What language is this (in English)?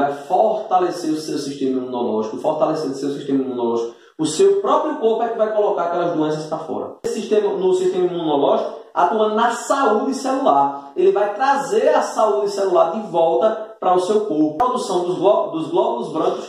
Portuguese